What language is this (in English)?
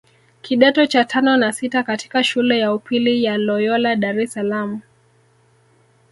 Swahili